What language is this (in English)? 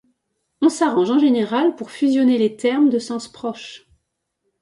French